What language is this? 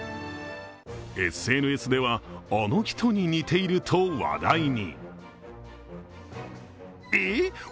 Japanese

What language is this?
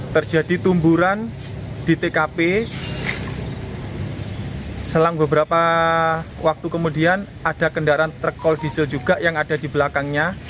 Indonesian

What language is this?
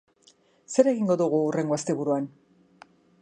Basque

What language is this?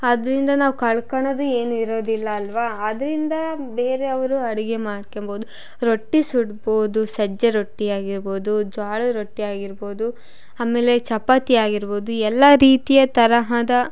Kannada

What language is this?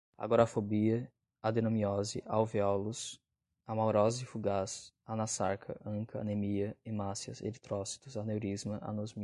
Portuguese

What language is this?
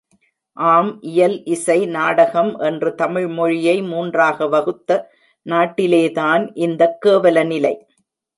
Tamil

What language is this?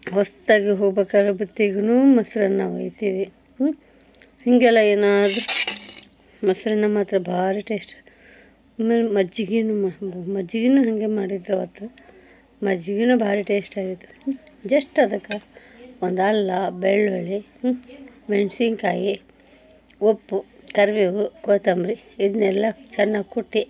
Kannada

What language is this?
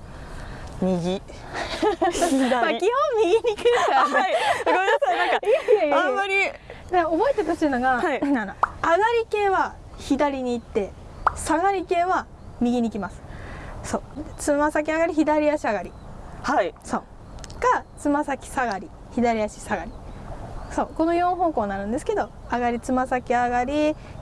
Japanese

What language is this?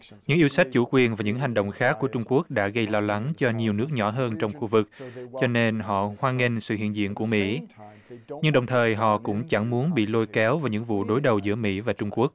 Vietnamese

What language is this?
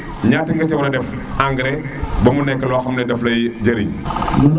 Serer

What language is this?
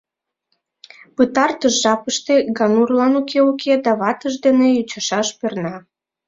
Mari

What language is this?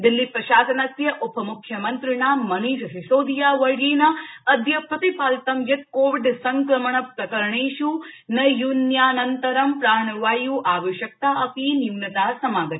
Sanskrit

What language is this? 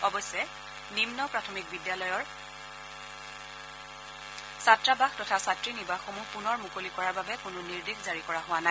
Assamese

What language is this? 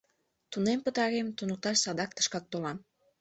Mari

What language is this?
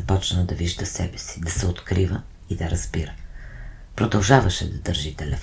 Bulgarian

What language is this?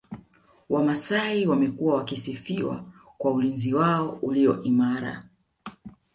Swahili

